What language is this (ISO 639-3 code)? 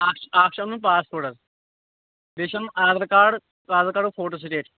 kas